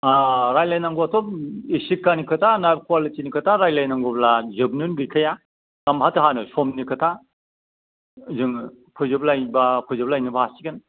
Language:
Bodo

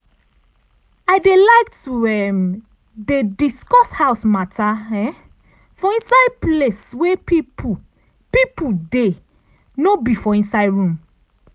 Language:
Nigerian Pidgin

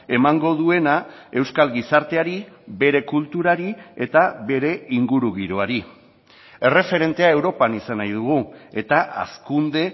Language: Basque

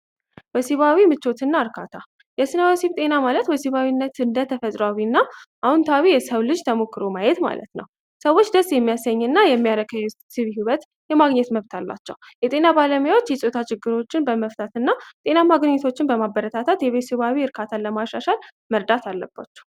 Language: Amharic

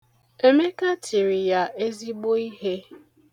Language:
Igbo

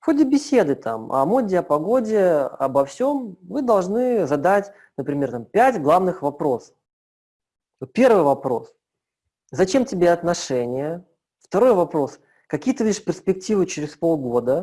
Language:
Russian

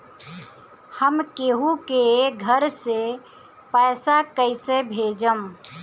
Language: Bhojpuri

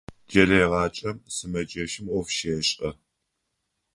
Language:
Adyghe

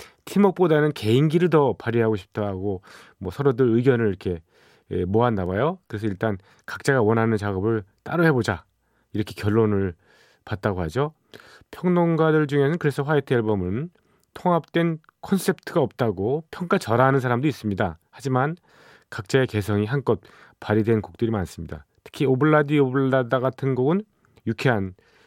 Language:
Korean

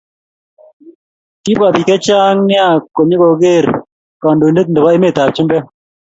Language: Kalenjin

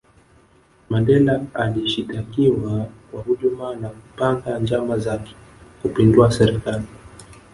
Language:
Swahili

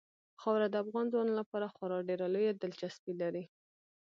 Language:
Pashto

